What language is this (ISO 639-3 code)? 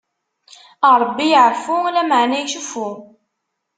kab